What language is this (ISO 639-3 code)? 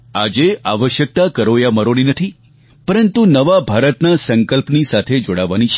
guj